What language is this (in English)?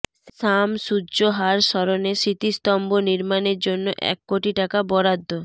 Bangla